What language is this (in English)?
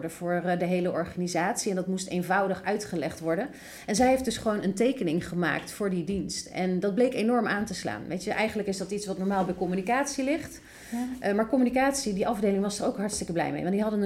Dutch